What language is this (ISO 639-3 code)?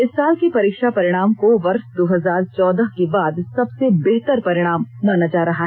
hin